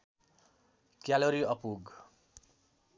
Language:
Nepali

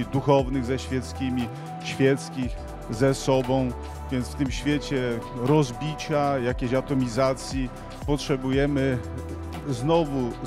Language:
Polish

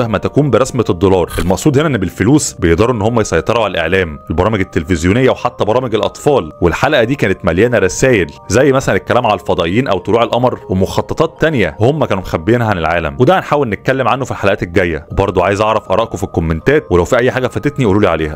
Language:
Arabic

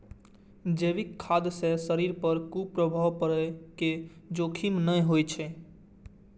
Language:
Maithili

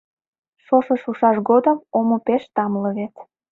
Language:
Mari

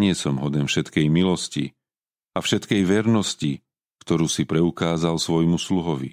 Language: Slovak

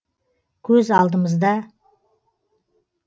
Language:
Kazakh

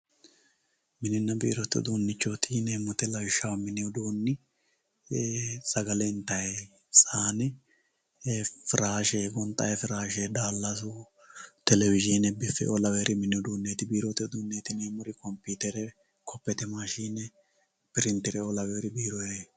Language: Sidamo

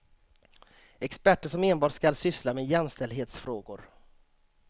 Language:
Swedish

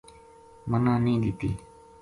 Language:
Gujari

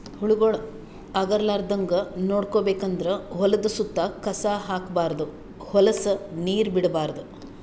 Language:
Kannada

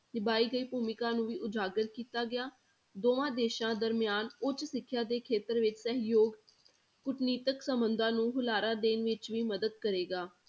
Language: Punjabi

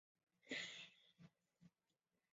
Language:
Chinese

